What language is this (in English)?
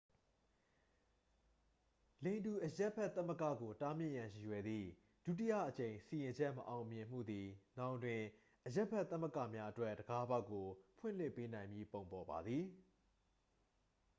Burmese